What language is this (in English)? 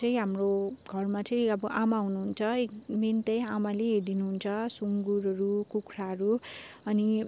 Nepali